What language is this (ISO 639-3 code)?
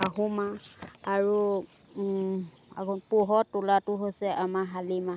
asm